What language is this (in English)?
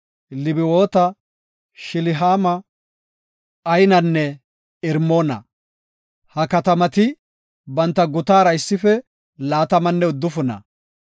Gofa